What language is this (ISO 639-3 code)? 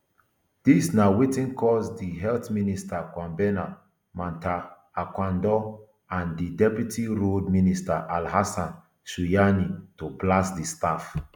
pcm